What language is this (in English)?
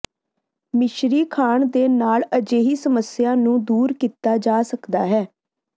Punjabi